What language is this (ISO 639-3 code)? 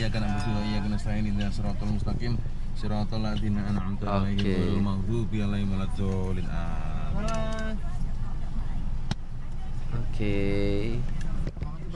ind